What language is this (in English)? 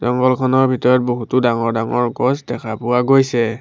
Assamese